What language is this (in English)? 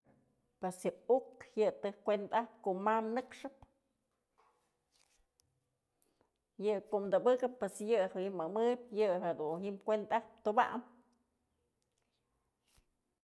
Mazatlán Mixe